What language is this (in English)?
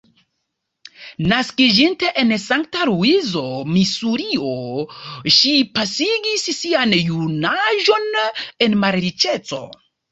Esperanto